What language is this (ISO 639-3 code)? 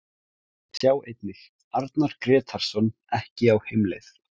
isl